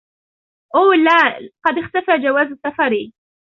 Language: Arabic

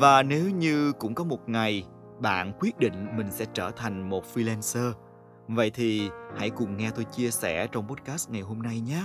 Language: Vietnamese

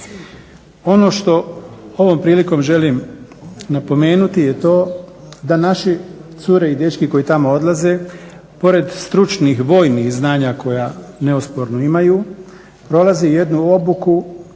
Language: Croatian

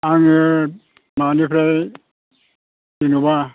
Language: Bodo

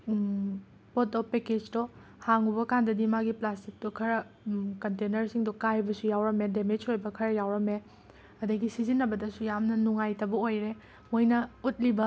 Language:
Manipuri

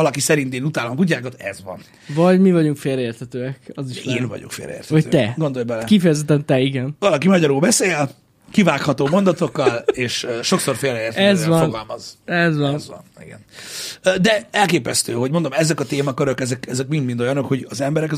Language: Hungarian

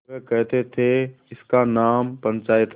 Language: Hindi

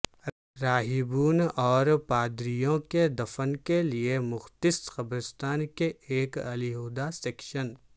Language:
Urdu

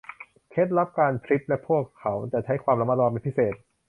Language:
Thai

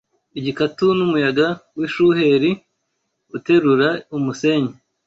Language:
Kinyarwanda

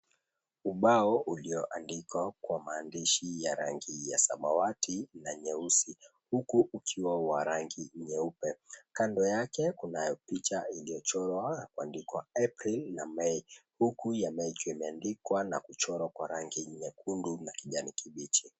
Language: Swahili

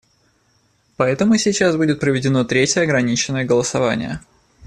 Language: Russian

